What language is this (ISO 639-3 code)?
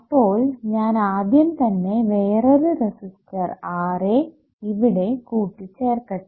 mal